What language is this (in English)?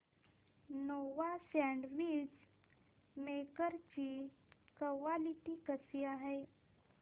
Marathi